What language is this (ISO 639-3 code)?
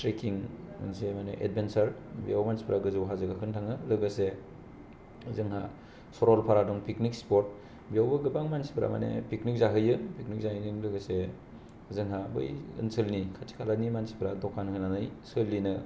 brx